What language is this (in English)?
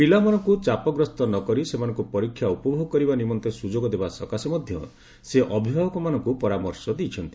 Odia